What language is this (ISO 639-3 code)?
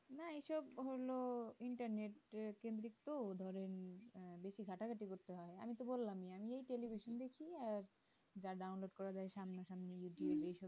ben